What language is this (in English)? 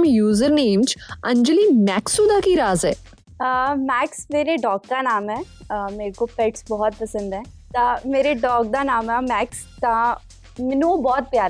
Punjabi